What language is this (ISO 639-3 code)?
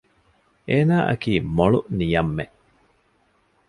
div